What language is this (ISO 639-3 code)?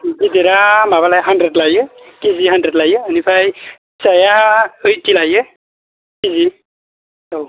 brx